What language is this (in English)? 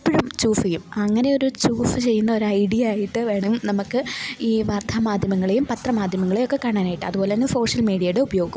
Malayalam